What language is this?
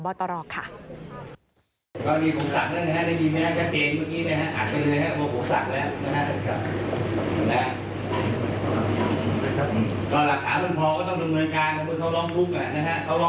Thai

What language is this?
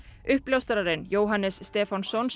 Icelandic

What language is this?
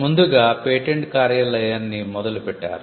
Telugu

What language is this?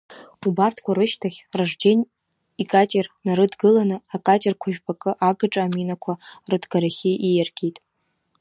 Abkhazian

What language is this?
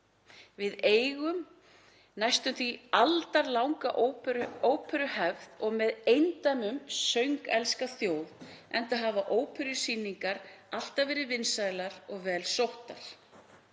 Icelandic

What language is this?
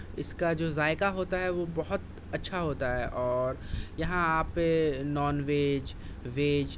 Urdu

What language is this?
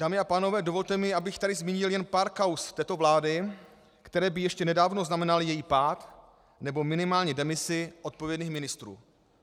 Czech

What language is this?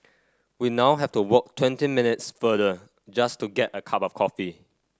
English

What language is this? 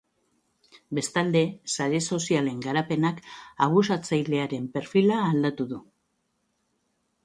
Basque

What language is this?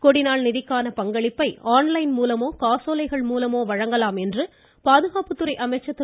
Tamil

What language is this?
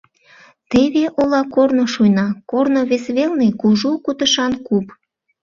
Mari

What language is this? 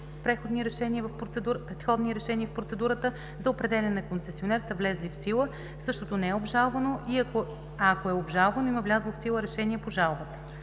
Bulgarian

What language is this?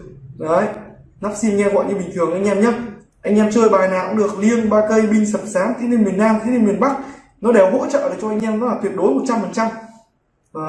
Vietnamese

